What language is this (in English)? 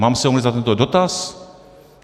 Czech